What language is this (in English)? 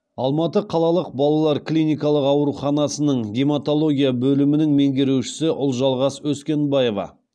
Kazakh